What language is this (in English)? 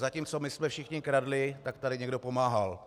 Czech